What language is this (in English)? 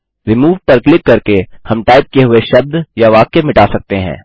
Hindi